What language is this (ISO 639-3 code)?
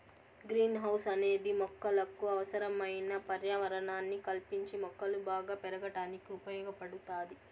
tel